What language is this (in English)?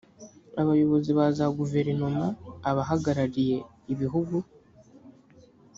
Kinyarwanda